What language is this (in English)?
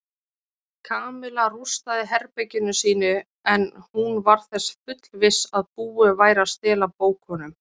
Icelandic